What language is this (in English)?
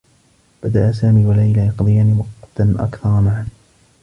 Arabic